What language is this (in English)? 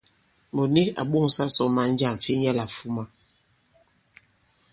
Bankon